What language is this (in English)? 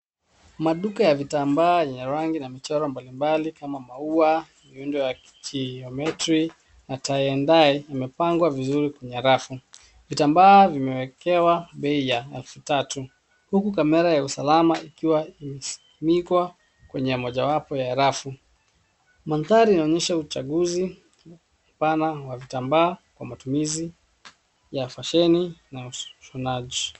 Swahili